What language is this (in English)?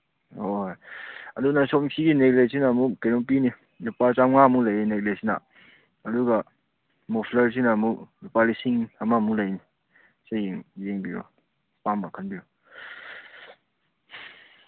Manipuri